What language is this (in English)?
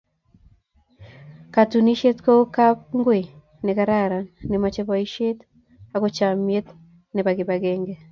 Kalenjin